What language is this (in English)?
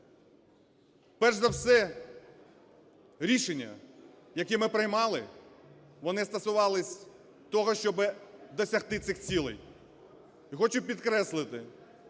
Ukrainian